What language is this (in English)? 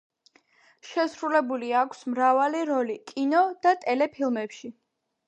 Georgian